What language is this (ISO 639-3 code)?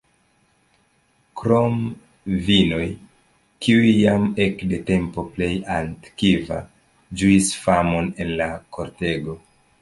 epo